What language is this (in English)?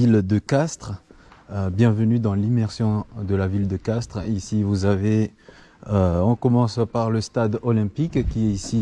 French